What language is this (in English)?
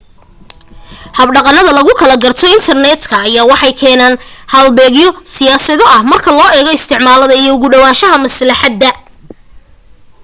Somali